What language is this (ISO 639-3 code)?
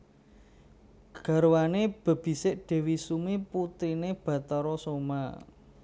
jav